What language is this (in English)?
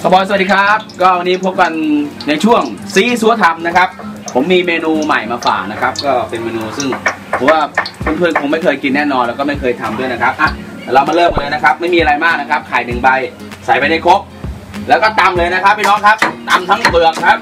Thai